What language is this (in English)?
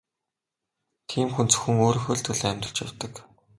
Mongolian